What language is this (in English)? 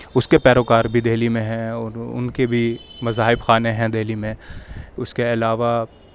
Urdu